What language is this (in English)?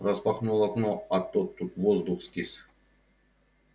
Russian